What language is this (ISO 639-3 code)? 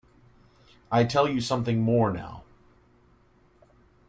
eng